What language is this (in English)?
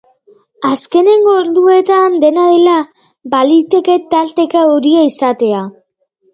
Basque